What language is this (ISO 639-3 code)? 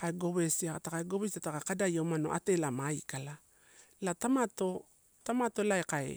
ttu